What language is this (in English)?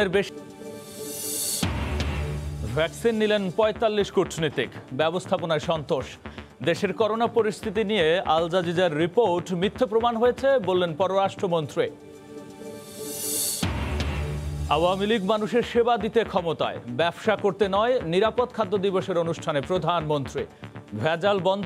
Hindi